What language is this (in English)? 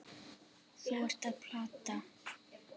Icelandic